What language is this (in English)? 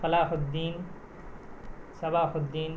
Urdu